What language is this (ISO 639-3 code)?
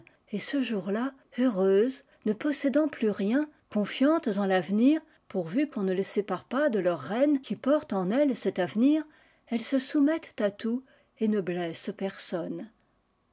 fra